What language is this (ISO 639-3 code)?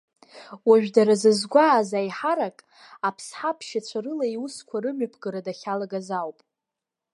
abk